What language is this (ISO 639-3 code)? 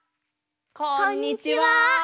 jpn